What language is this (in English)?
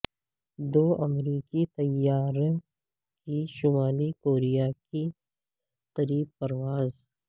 Urdu